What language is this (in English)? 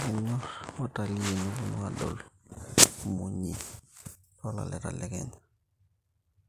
Masai